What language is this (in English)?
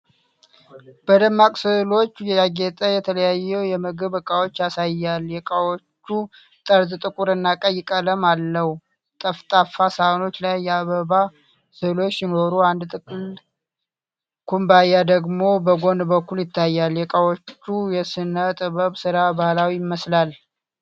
Amharic